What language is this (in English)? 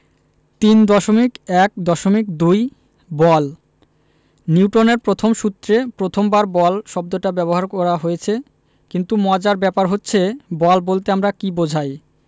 Bangla